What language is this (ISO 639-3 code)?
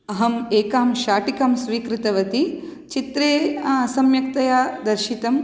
san